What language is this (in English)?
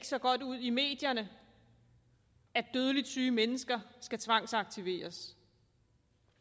Danish